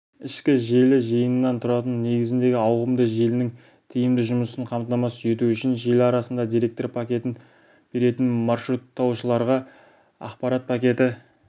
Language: Kazakh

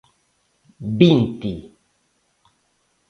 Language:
Galician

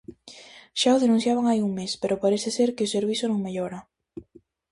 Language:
Galician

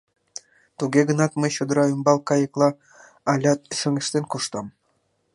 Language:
Mari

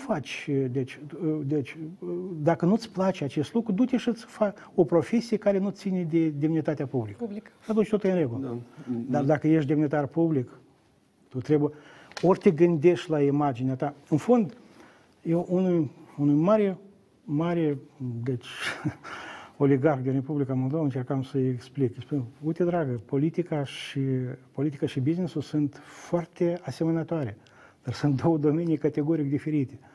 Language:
Romanian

